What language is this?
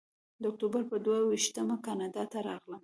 Pashto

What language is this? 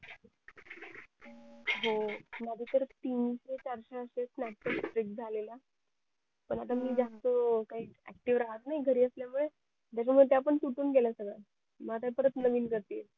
Marathi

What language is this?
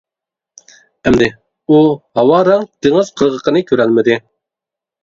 Uyghur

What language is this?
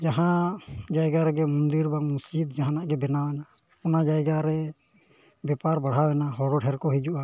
Santali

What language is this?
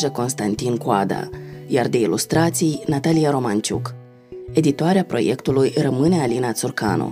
Romanian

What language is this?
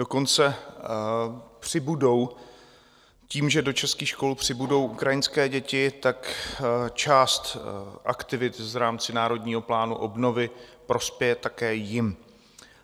Czech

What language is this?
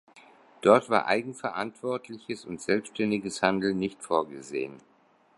German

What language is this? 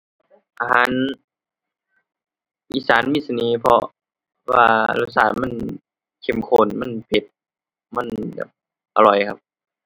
Thai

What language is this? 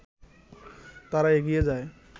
Bangla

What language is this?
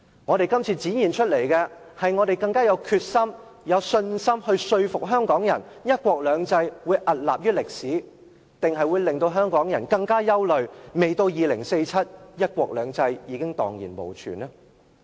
Cantonese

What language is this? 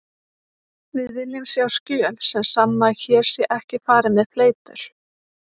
Icelandic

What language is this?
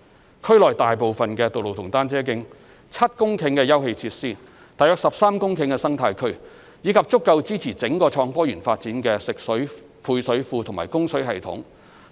Cantonese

